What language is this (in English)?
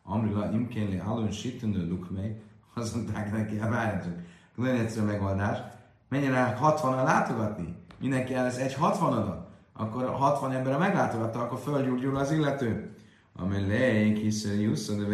Hungarian